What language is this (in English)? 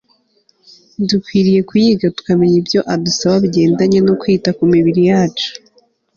Kinyarwanda